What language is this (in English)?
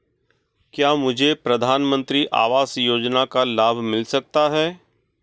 Hindi